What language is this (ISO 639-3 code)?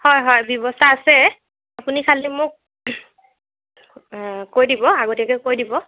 asm